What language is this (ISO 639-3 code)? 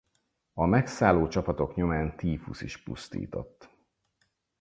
hun